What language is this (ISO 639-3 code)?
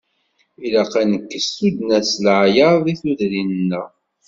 kab